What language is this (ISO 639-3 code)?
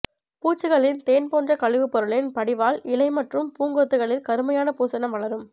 tam